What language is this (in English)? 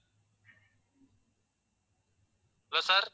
Tamil